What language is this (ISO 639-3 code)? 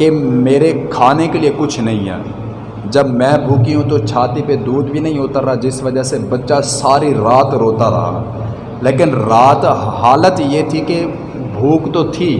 urd